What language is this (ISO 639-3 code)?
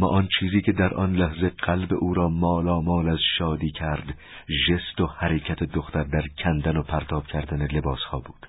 fas